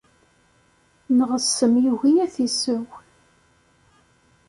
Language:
Kabyle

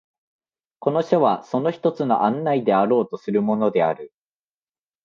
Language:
Japanese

